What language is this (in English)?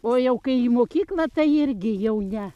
Lithuanian